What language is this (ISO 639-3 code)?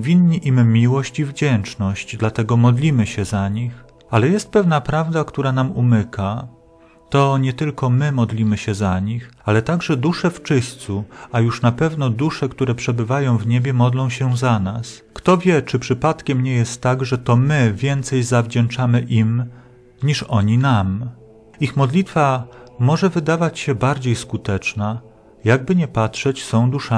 pol